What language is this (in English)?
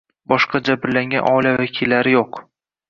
Uzbek